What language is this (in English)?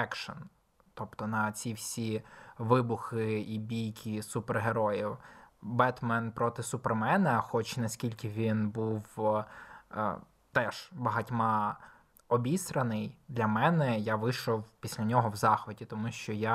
Ukrainian